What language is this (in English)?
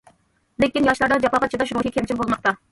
Uyghur